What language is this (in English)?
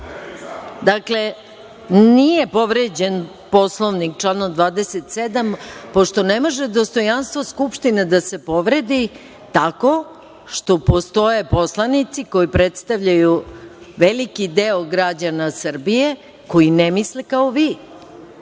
Serbian